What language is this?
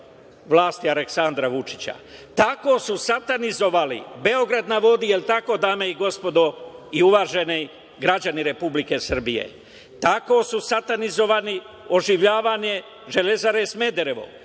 Serbian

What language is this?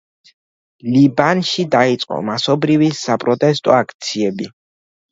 Georgian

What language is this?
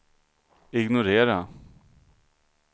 Swedish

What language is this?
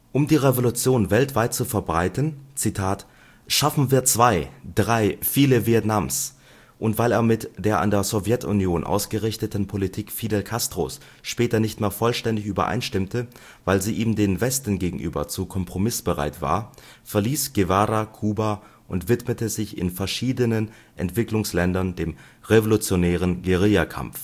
German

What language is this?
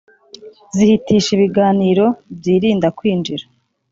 Kinyarwanda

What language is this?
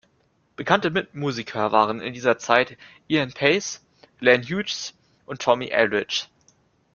German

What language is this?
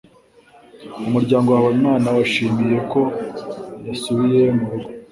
Kinyarwanda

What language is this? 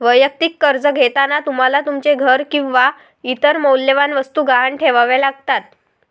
Marathi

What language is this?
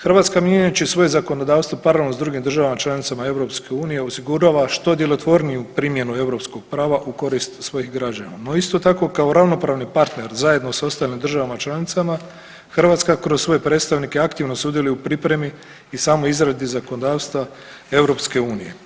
Croatian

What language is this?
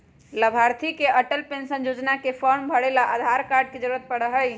Magahi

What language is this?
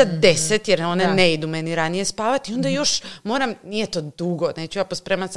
Croatian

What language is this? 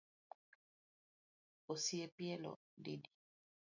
Luo (Kenya and Tanzania)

